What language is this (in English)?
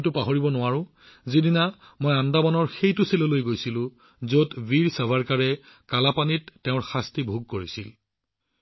Assamese